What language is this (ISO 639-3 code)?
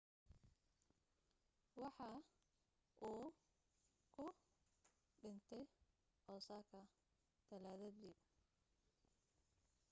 som